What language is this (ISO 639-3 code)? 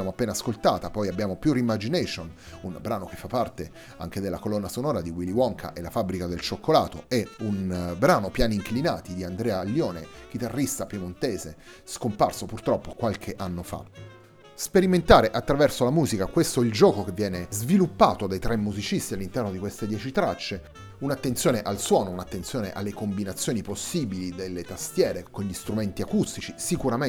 ita